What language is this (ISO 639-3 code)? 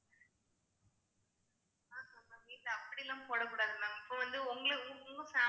tam